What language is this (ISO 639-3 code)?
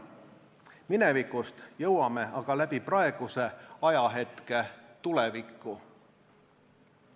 est